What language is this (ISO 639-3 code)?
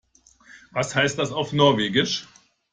deu